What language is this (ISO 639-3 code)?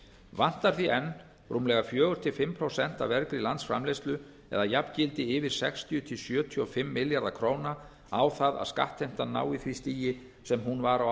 isl